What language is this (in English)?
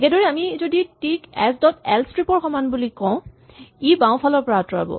Assamese